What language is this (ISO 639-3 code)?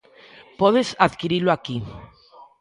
glg